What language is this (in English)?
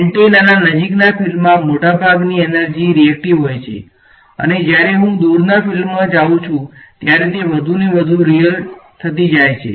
Gujarati